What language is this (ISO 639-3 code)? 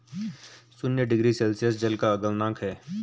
hin